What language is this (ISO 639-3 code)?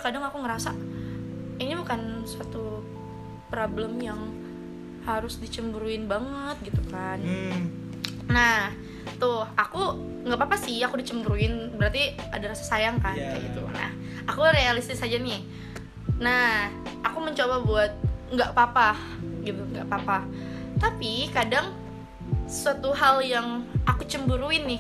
ind